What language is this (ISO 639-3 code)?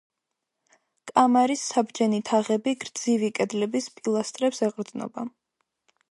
kat